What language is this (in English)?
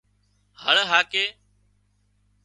Wadiyara Koli